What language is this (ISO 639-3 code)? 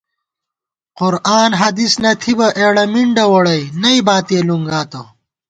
gwt